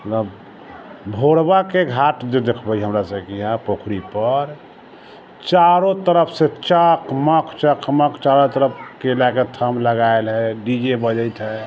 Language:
Maithili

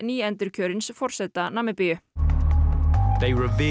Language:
Icelandic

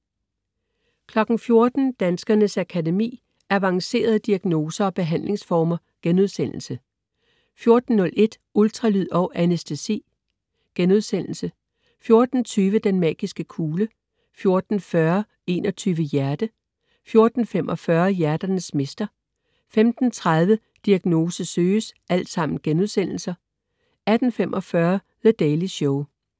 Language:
Danish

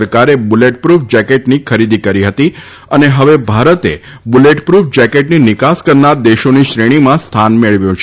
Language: Gujarati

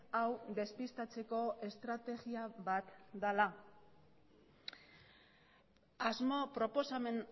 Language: Basque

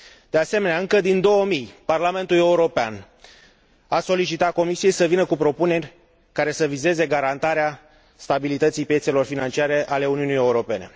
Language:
Romanian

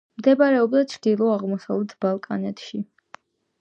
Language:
Georgian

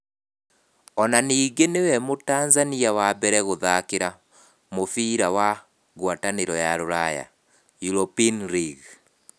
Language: Kikuyu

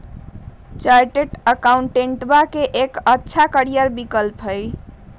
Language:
Magahi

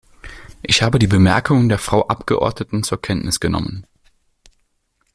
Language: German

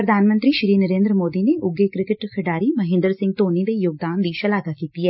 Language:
Punjabi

